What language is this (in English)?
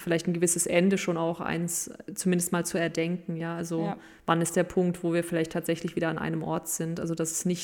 German